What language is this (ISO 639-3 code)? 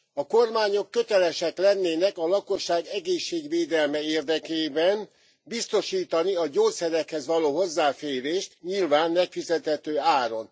hun